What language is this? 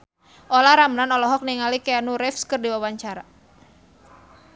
Sundanese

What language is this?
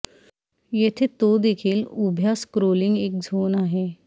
Marathi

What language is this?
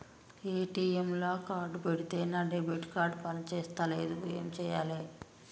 Telugu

